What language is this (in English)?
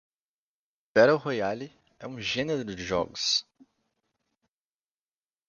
Portuguese